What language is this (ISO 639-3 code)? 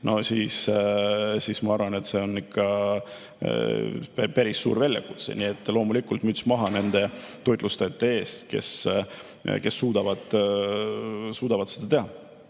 est